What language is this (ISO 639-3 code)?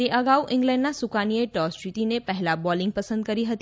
guj